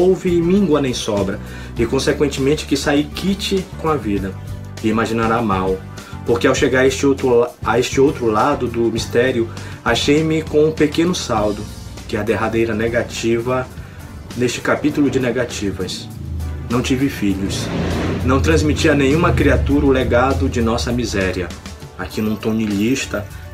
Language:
Portuguese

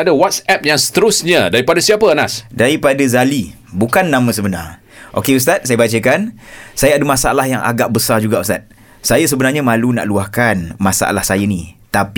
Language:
Malay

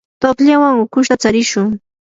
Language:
Yanahuanca Pasco Quechua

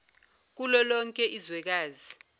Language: Zulu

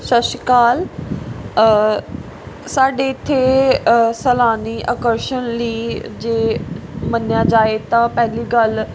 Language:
Punjabi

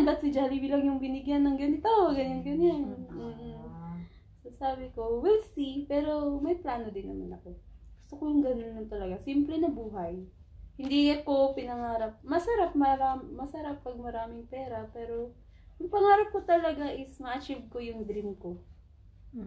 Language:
Filipino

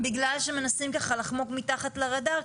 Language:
Hebrew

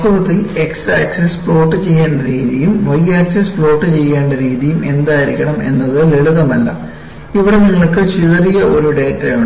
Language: Malayalam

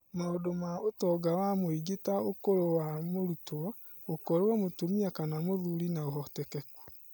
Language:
Kikuyu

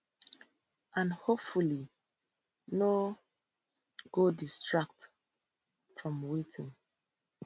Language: Nigerian Pidgin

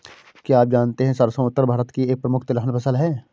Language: Hindi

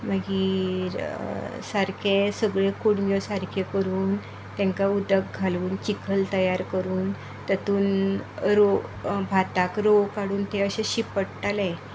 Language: Konkani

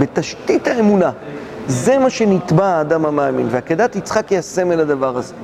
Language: Hebrew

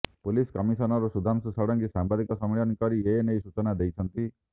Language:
Odia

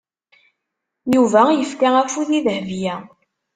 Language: Kabyle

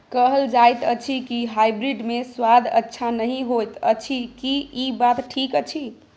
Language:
Maithili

